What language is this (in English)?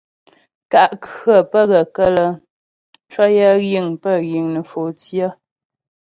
Ghomala